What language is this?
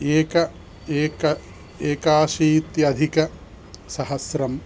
Sanskrit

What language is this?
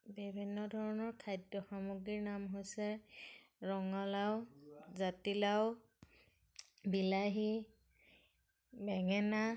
Assamese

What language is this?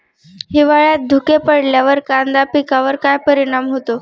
Marathi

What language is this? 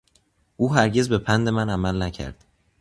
Persian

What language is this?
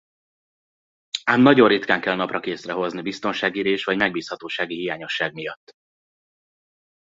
Hungarian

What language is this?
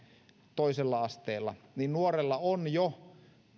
Finnish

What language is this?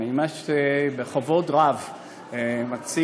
Hebrew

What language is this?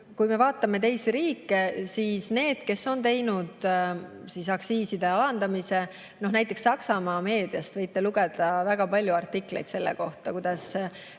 Estonian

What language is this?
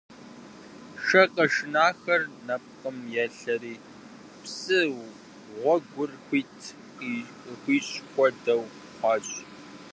Kabardian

